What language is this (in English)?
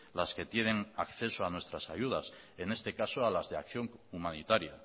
Spanish